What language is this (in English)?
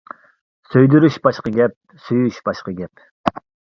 Uyghur